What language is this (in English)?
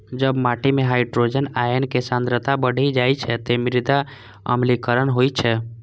Maithili